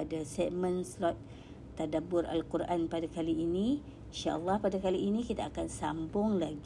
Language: Malay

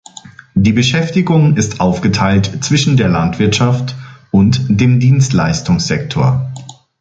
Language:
German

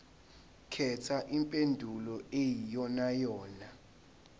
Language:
Zulu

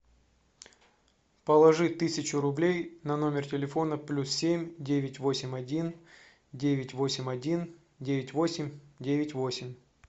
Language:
Russian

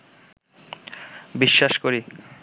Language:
Bangla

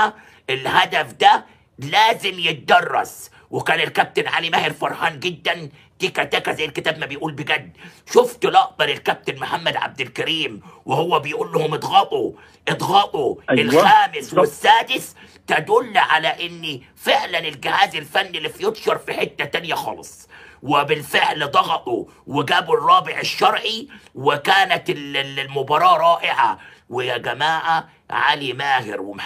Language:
Arabic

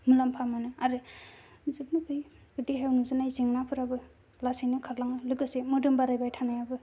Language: Bodo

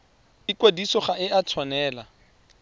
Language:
Tswana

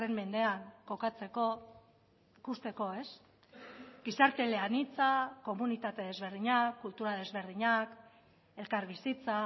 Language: Basque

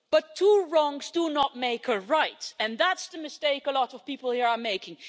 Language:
English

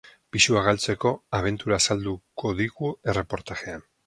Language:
Basque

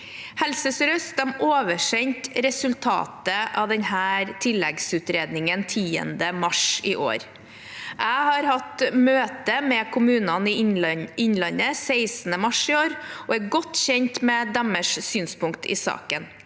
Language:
Norwegian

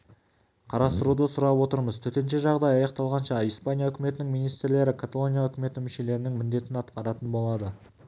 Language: Kazakh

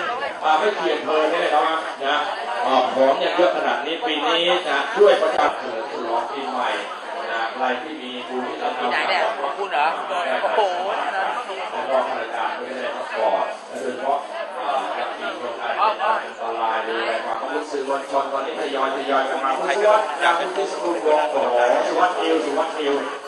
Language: Thai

